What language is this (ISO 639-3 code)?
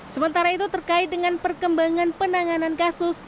ind